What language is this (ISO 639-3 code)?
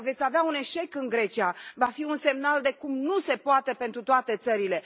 ron